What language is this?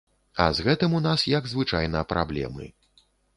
Belarusian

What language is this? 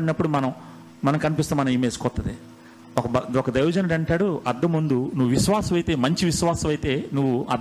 Telugu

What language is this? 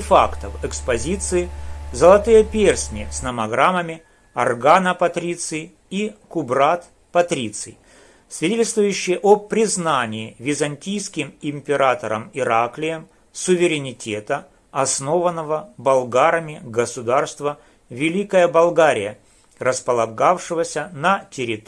Russian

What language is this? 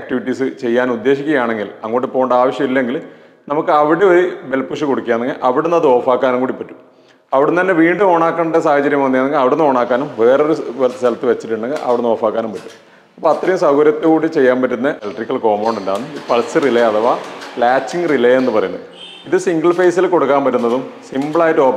Malayalam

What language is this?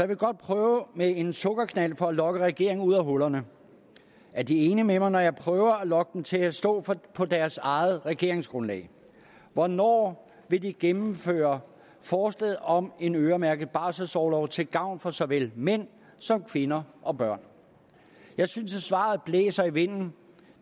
Danish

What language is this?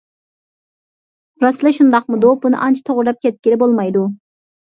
Uyghur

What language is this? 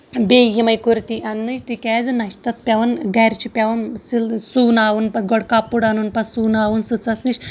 Kashmiri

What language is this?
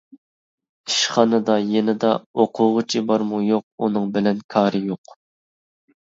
Uyghur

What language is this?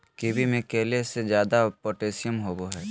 Magahi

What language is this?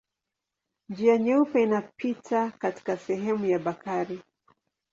Swahili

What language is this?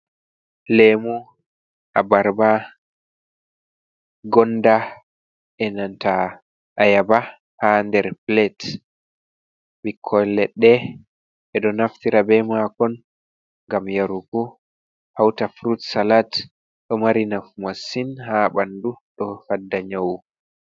Fula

